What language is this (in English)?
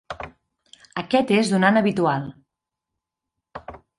Catalan